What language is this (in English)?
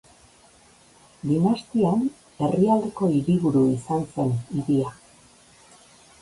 Basque